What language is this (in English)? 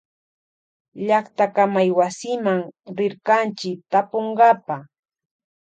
Loja Highland Quichua